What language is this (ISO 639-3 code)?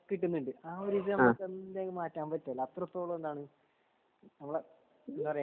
mal